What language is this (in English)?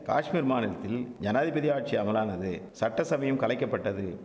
Tamil